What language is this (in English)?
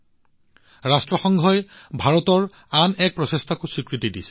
Assamese